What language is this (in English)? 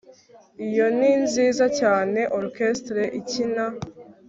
Kinyarwanda